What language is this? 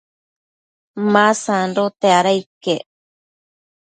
Matsés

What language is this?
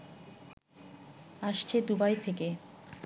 Bangla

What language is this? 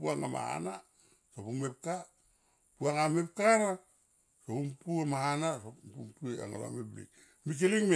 Tomoip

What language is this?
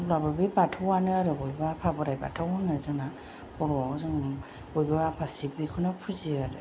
Bodo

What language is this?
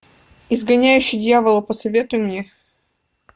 Russian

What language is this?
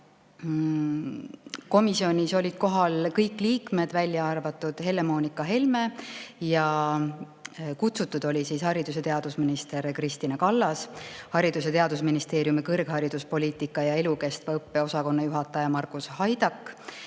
Estonian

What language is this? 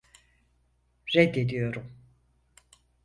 Turkish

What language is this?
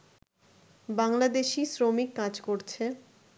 Bangla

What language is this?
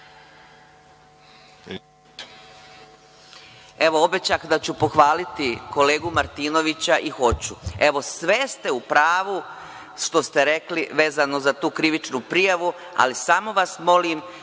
Serbian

